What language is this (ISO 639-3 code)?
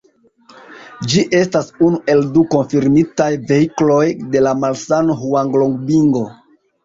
epo